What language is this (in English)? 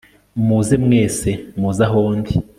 Kinyarwanda